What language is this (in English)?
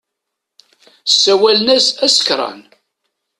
Kabyle